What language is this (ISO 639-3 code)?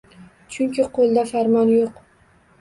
uzb